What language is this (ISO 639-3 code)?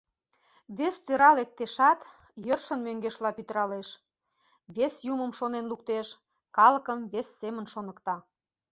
chm